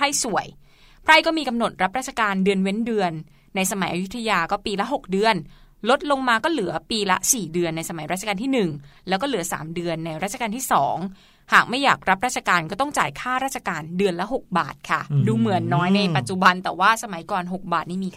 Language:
Thai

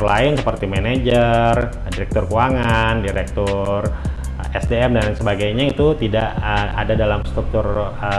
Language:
Indonesian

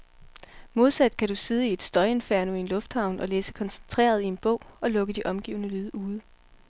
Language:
Danish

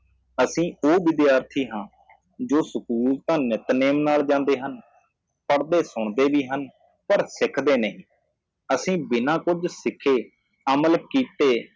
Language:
Punjabi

